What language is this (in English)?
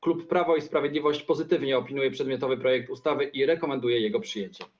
Polish